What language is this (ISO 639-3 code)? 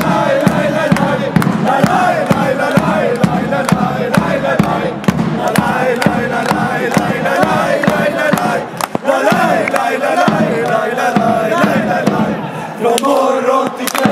ita